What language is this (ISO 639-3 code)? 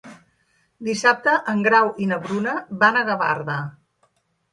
cat